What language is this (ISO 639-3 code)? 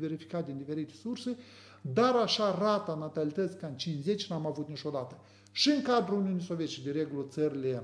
ron